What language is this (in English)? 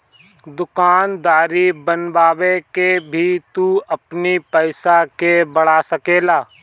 Bhojpuri